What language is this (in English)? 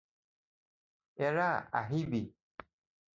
Assamese